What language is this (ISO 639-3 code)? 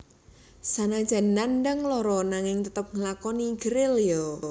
jav